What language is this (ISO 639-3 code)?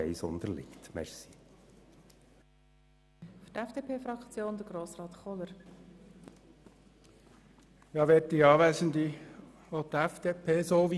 gsw